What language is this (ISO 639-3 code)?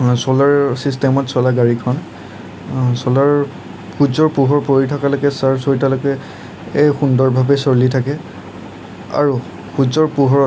asm